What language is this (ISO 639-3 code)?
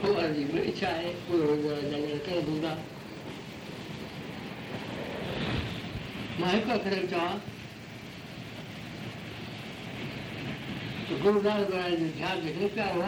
hin